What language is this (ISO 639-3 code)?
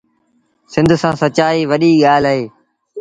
sbn